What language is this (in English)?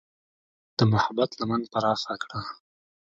Pashto